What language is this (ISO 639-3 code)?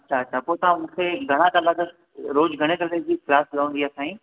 snd